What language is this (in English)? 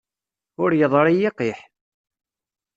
Kabyle